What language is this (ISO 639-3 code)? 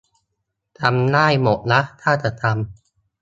tha